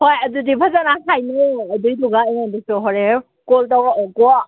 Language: Manipuri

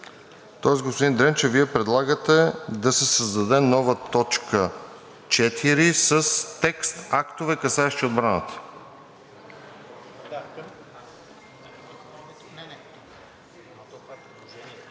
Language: Bulgarian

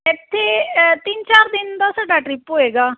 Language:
Punjabi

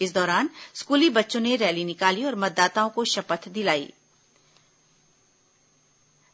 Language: Hindi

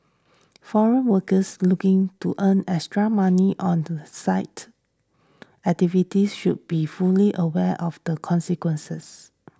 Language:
English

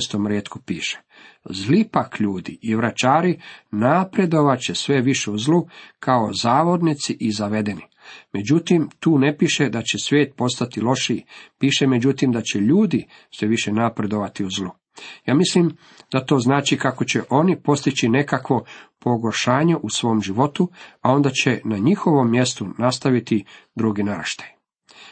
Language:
Croatian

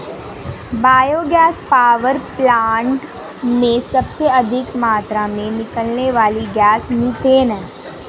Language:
Hindi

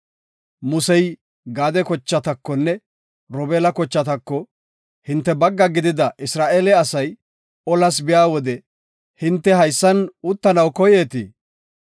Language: Gofa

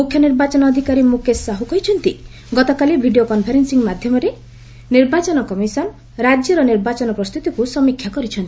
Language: Odia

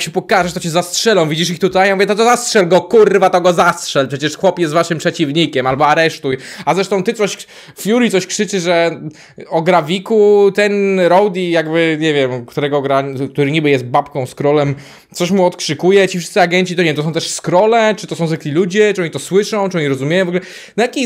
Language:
Polish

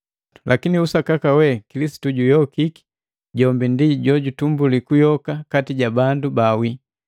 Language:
Matengo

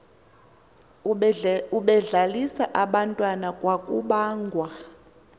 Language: Xhosa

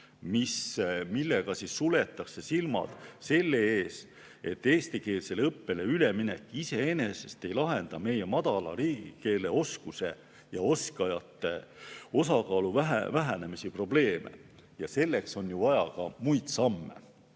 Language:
Estonian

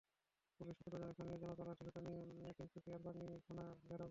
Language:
Bangla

